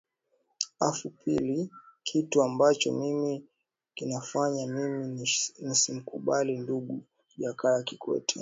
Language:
Swahili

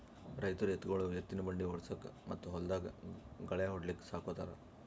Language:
Kannada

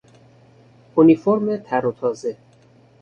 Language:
Persian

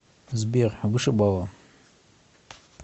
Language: Russian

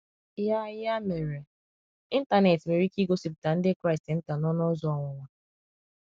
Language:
Igbo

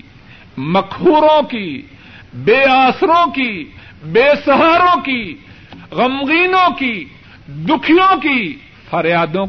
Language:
Urdu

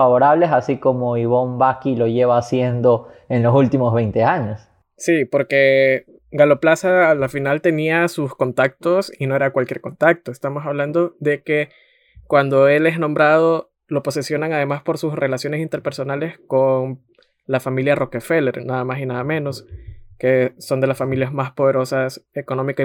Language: Spanish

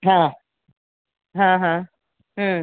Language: Gujarati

